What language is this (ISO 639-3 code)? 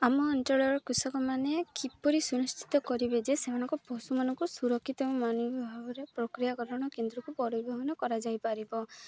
ori